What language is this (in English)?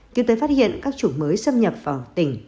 Vietnamese